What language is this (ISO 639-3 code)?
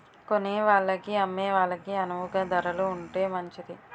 tel